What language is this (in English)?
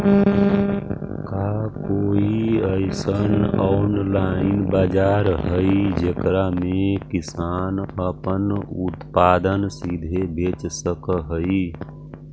Magahi